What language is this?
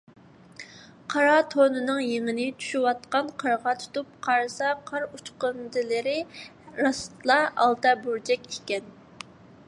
Uyghur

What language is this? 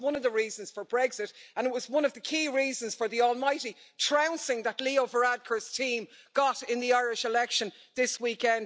English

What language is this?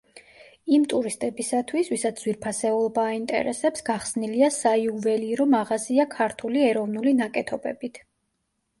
Georgian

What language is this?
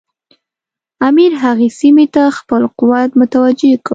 Pashto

